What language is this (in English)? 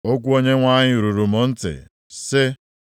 Igbo